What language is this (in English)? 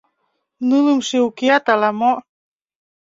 Mari